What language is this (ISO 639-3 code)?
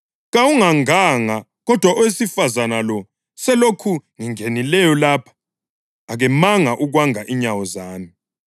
nde